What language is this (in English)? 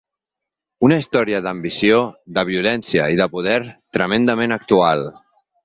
Catalan